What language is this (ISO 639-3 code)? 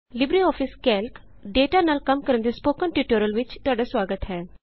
pan